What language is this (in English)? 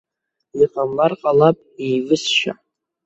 Abkhazian